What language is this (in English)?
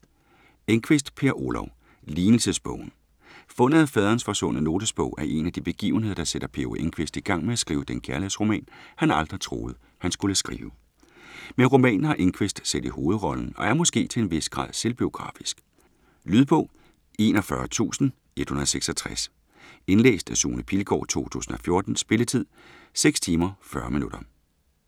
Danish